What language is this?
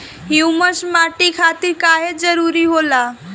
Bhojpuri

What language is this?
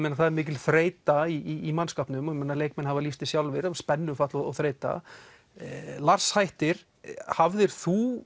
Icelandic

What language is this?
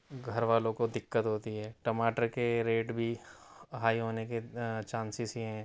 Urdu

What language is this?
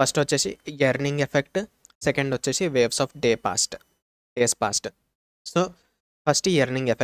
Telugu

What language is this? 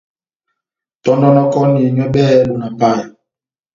Batanga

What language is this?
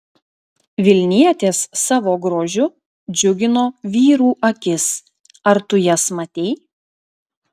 Lithuanian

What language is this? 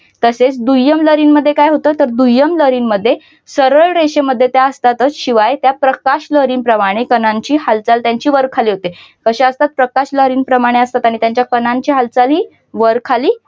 Marathi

